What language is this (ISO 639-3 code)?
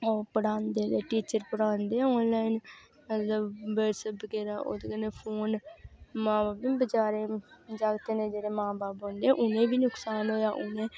doi